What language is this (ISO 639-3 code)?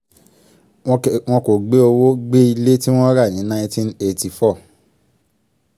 yor